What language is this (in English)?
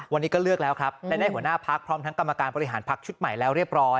Thai